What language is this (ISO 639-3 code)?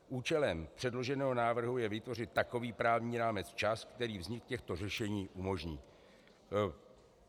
ces